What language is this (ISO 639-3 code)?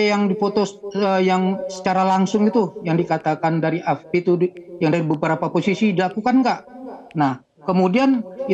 ind